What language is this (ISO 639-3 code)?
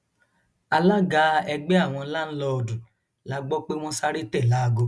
yor